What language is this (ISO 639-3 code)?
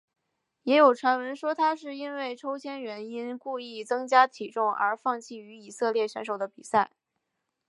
zho